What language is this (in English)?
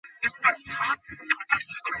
Bangla